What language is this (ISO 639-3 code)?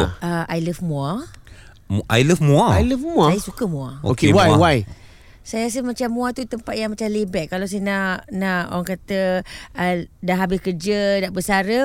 msa